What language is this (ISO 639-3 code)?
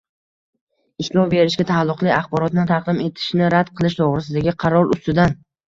uzb